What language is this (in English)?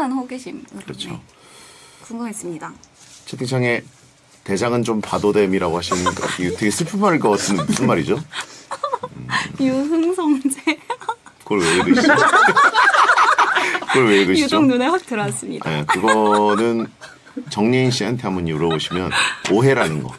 Korean